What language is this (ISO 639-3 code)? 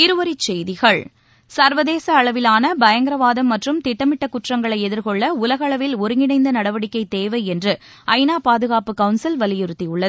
tam